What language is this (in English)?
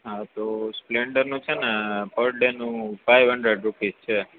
Gujarati